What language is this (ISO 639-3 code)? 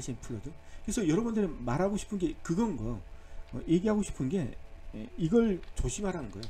kor